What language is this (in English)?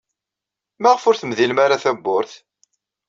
Kabyle